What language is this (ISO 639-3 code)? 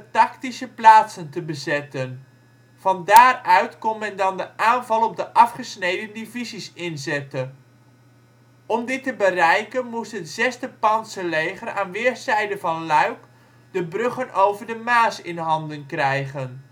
nld